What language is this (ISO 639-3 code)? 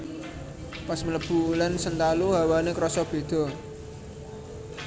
jav